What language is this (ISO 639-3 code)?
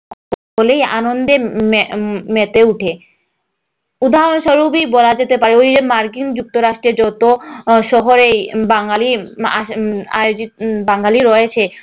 ben